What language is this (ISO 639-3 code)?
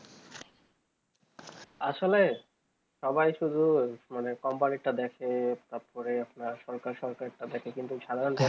ben